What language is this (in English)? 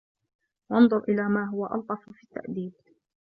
Arabic